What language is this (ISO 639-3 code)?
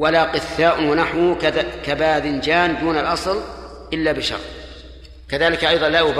ara